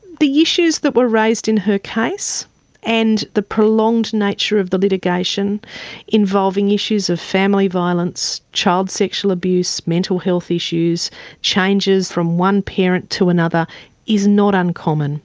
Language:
English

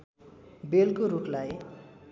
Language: Nepali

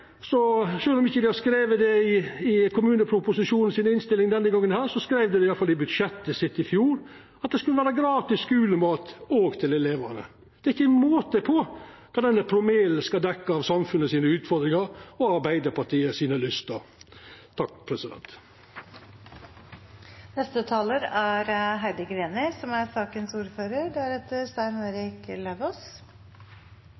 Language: Norwegian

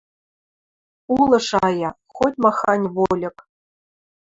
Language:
Western Mari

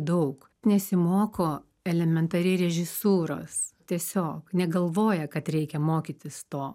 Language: Lithuanian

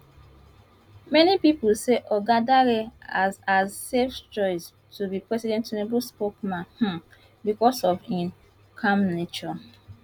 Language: Nigerian Pidgin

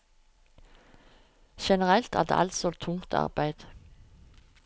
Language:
Norwegian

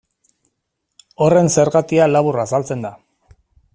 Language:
Basque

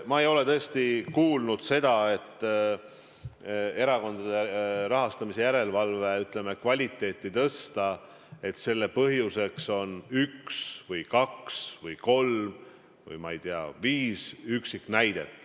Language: Estonian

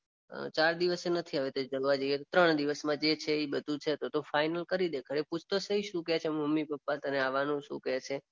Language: Gujarati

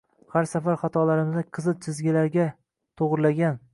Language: Uzbek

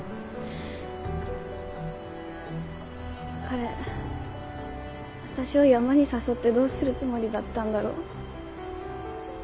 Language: Japanese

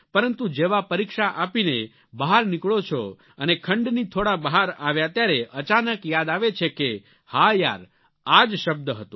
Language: Gujarati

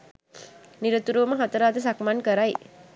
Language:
Sinhala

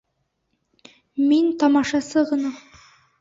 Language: Bashkir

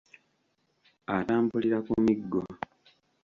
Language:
Ganda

